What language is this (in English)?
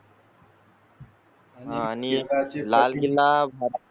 Marathi